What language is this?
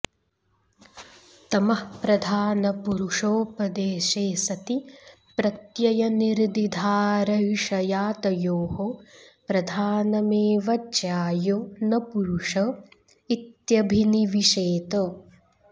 Sanskrit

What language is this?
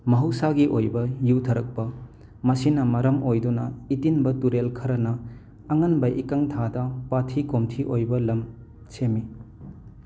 Manipuri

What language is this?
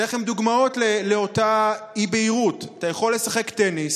Hebrew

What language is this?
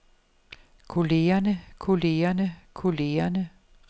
Danish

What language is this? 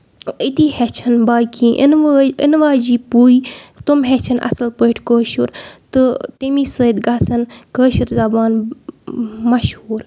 Kashmiri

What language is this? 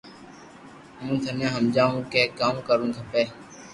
Loarki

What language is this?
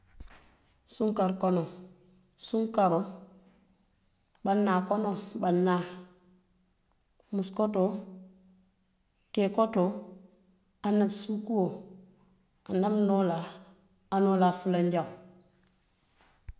Western Maninkakan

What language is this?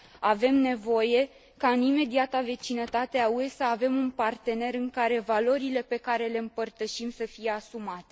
Romanian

